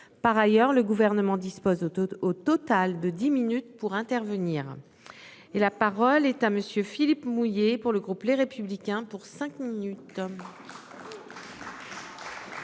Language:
French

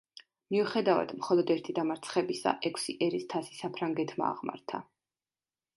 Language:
Georgian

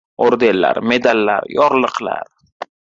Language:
Uzbek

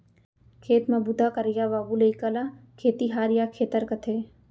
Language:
Chhattisgarhi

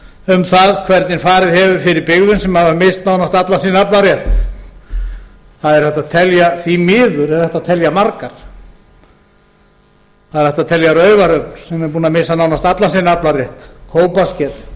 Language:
Icelandic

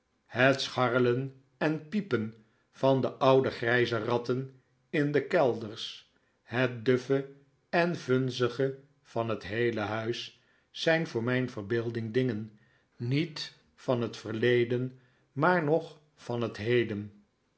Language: Dutch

